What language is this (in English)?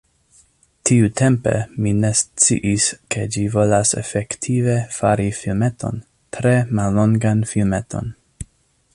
Esperanto